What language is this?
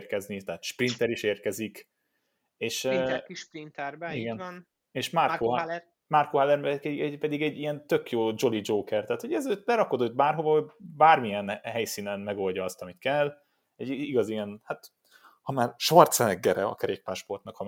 Hungarian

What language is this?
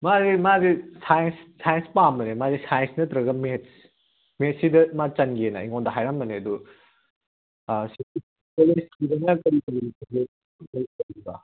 Manipuri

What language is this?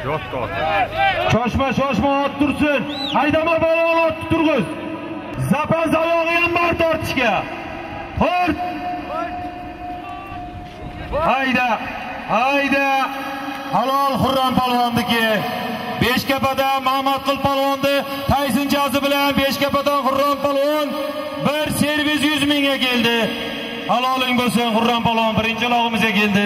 Turkish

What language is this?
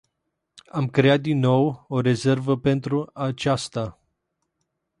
Romanian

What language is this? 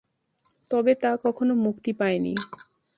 Bangla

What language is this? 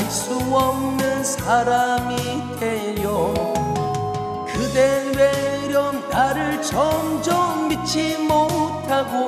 Korean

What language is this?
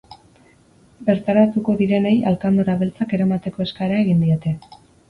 Basque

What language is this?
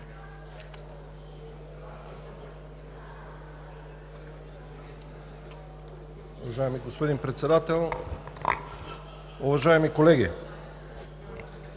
Bulgarian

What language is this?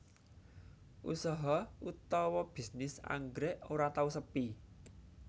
Javanese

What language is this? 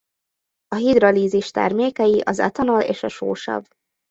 Hungarian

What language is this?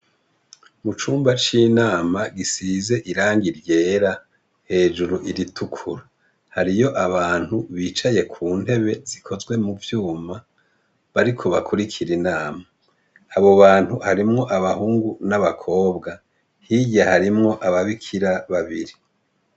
Rundi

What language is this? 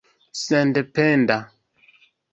Esperanto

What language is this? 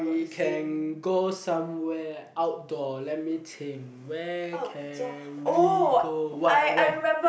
English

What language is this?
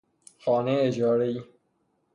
Persian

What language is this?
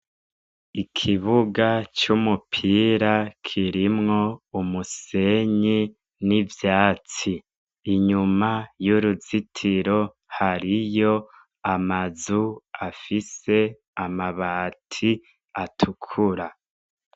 Rundi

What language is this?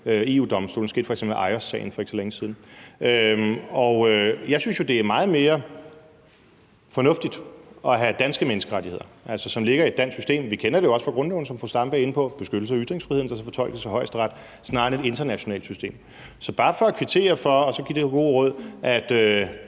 Danish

